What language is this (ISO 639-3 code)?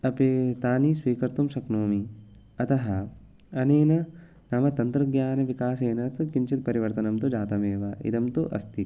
san